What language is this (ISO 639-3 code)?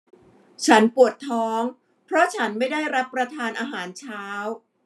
tha